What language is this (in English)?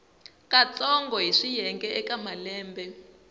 Tsonga